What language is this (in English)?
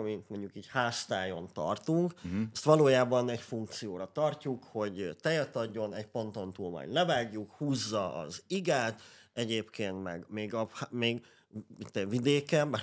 Hungarian